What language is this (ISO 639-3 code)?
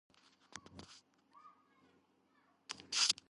kat